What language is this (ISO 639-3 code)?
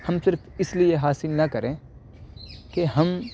urd